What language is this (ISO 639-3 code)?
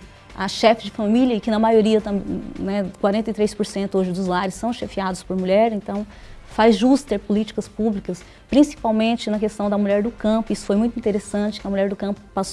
por